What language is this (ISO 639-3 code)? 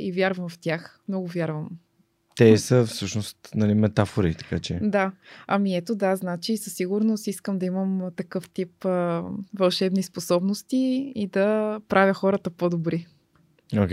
bul